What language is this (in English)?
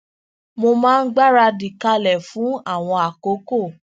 Yoruba